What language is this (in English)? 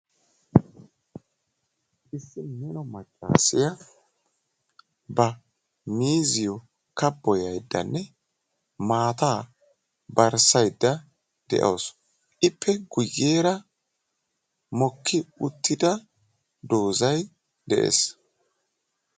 Wolaytta